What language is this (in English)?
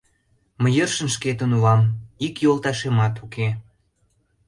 Mari